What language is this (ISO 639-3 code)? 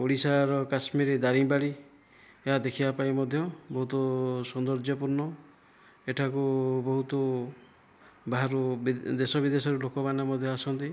ori